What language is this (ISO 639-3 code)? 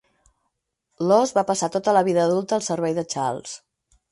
cat